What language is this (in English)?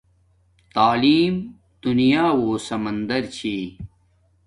Domaaki